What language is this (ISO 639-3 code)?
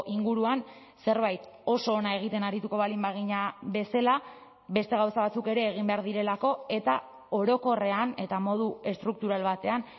eus